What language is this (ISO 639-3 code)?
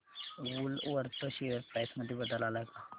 mar